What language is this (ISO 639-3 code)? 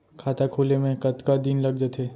hne